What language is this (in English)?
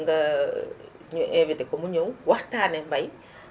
Wolof